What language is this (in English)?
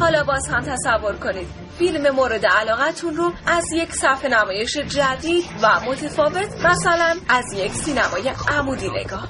Persian